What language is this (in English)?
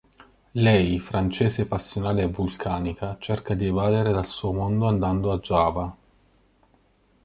Italian